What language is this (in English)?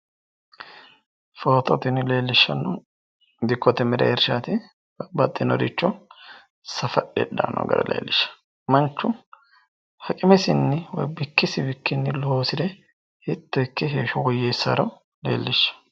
Sidamo